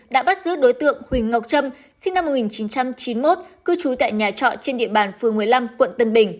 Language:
Vietnamese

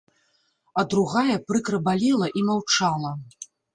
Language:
Belarusian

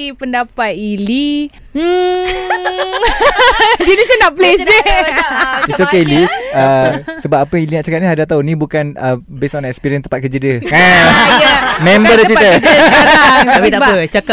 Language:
Malay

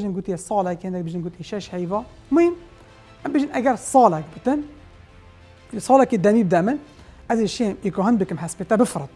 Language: Arabic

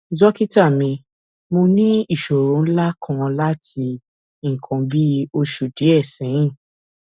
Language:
Yoruba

